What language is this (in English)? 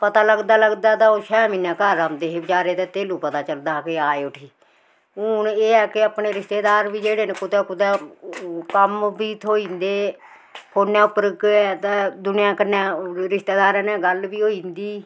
Dogri